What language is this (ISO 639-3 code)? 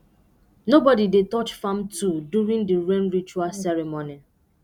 pcm